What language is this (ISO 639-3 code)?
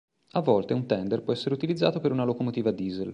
ita